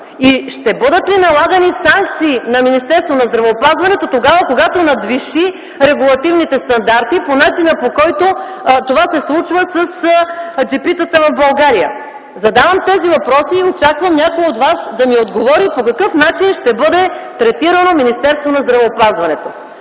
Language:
Bulgarian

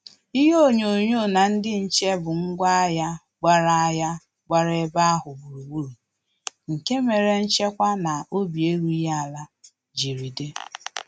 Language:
Igbo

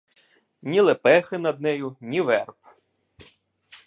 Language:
Ukrainian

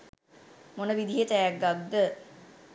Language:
Sinhala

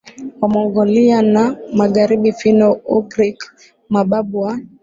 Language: Swahili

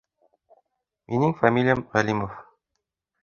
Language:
Bashkir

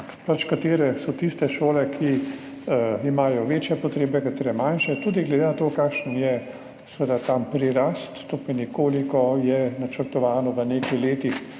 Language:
Slovenian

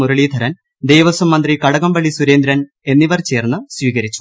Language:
Malayalam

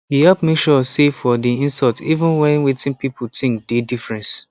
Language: Nigerian Pidgin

